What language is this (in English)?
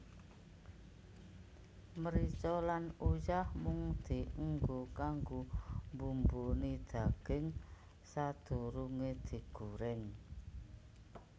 Javanese